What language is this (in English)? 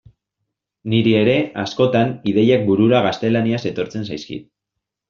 Basque